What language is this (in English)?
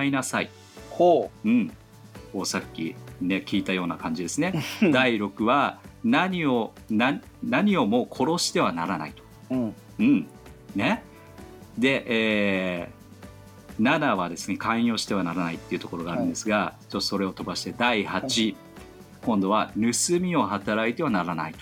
Japanese